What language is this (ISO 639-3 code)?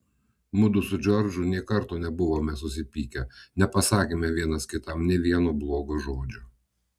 lit